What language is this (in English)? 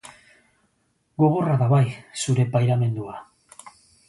Basque